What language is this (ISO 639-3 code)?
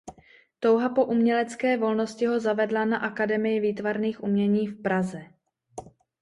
ces